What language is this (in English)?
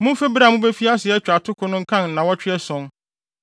Akan